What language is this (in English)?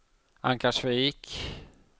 Swedish